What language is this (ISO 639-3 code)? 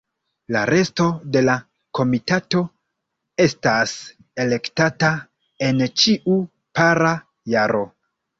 epo